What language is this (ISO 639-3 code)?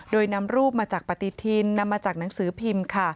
tha